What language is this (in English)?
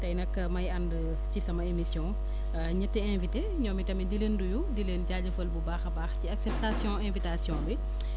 Wolof